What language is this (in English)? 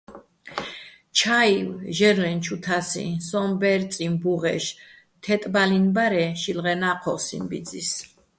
Bats